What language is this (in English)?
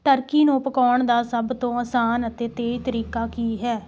Punjabi